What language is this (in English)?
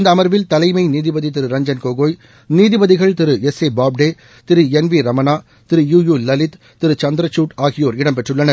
Tamil